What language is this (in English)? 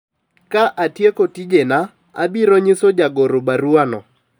Luo (Kenya and Tanzania)